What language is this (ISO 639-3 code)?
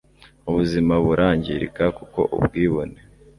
kin